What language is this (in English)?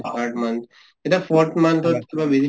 Assamese